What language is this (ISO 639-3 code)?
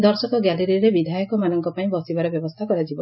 ori